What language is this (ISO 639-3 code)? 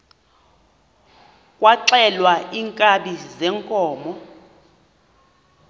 xho